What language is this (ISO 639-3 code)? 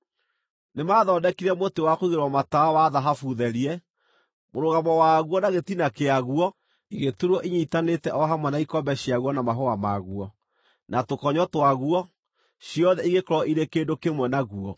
kik